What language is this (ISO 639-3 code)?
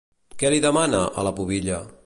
cat